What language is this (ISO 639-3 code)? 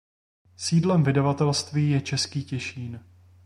ces